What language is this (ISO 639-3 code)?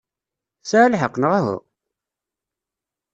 kab